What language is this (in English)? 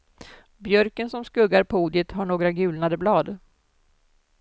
Swedish